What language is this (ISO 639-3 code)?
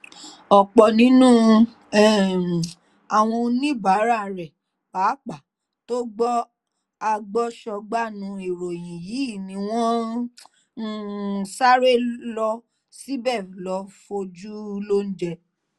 yor